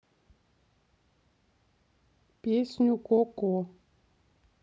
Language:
Russian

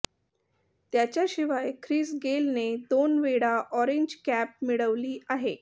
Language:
Marathi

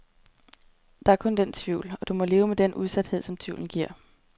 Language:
Danish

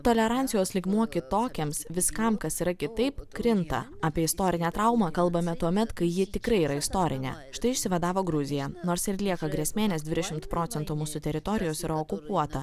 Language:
Lithuanian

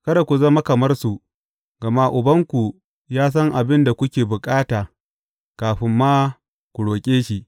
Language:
Hausa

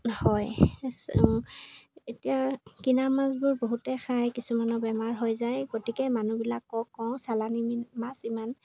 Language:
Assamese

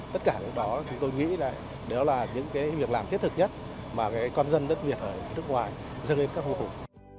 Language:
Vietnamese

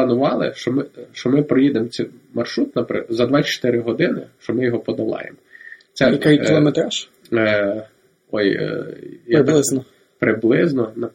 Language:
Ukrainian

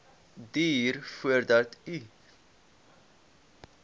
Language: Afrikaans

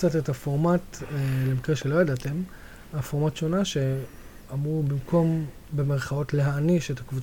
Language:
Hebrew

